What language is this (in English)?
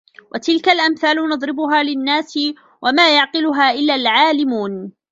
Arabic